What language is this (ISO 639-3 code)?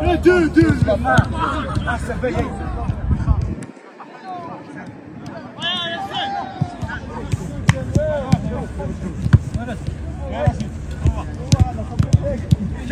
ara